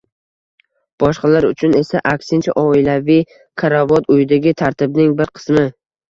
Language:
Uzbek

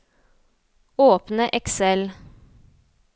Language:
Norwegian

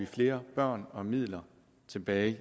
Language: Danish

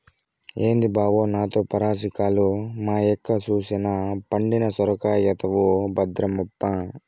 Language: Telugu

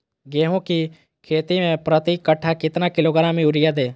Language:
Magahi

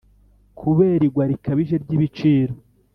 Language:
Kinyarwanda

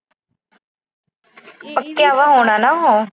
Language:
Punjabi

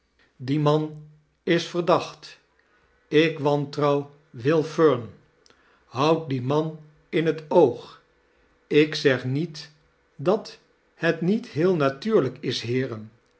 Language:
Dutch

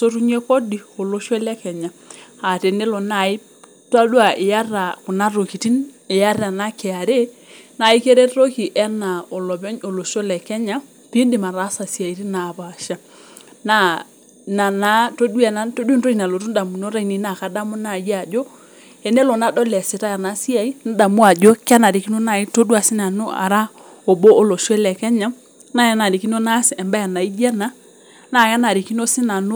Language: Masai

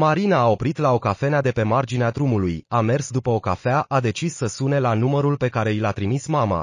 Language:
Romanian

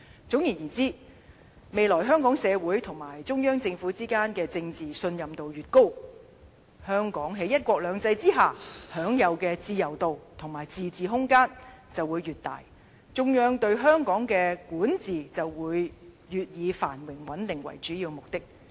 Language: Cantonese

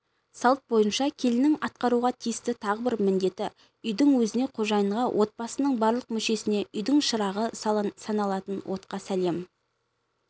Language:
Kazakh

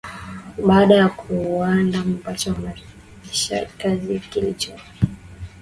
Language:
Swahili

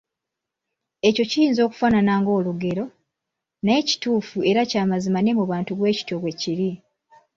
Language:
Ganda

